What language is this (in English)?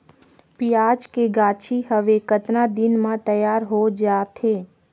Chhattisgarhi